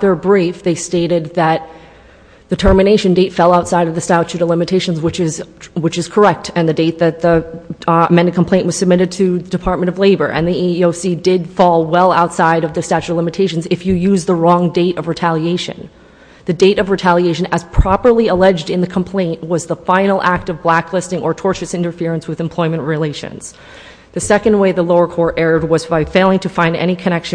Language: English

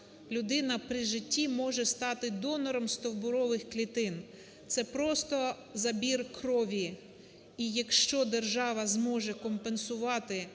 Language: Ukrainian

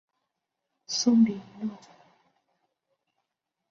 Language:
Chinese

